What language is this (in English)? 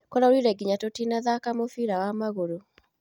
Kikuyu